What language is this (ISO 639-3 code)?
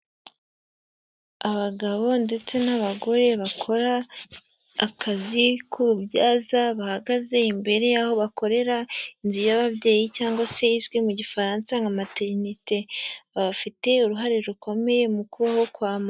kin